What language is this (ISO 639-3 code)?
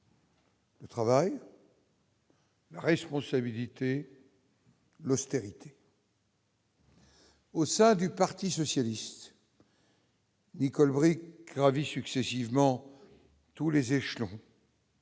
fra